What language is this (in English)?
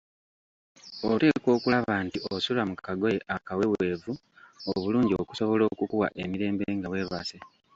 Ganda